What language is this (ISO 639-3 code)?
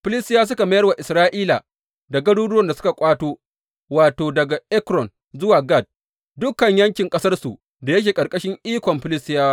hau